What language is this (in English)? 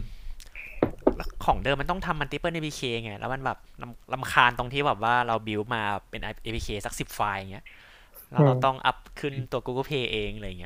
Thai